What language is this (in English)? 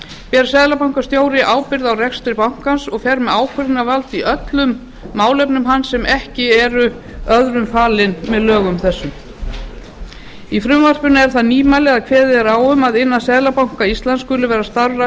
Icelandic